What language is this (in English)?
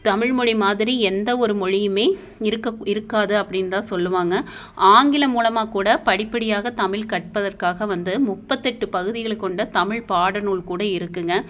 Tamil